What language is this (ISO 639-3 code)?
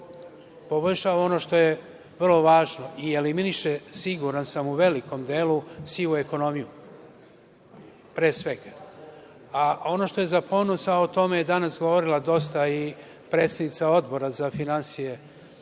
srp